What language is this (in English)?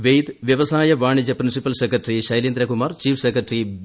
Malayalam